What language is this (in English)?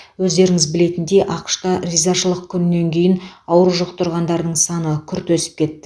Kazakh